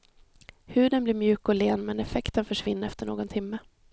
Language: Swedish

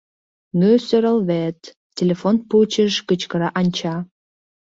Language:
Mari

